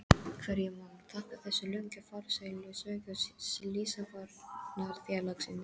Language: Icelandic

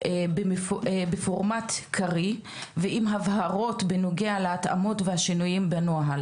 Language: Hebrew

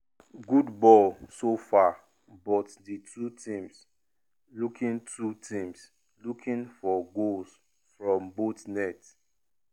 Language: Nigerian Pidgin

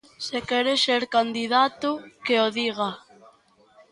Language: Galician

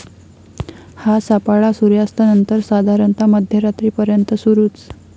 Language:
Marathi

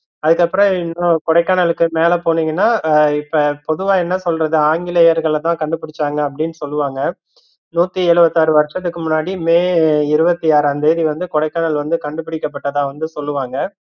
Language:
Tamil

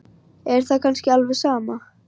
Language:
Icelandic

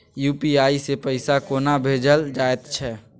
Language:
Maithili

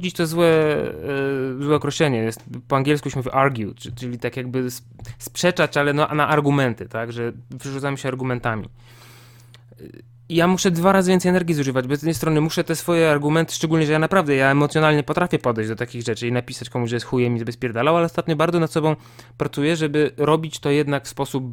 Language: Polish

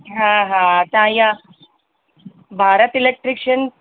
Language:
Sindhi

